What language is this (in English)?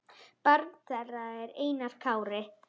Icelandic